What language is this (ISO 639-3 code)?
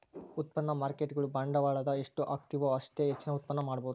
kan